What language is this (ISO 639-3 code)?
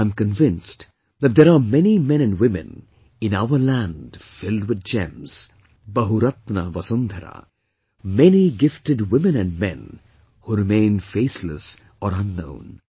eng